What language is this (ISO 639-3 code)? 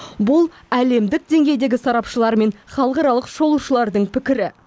kaz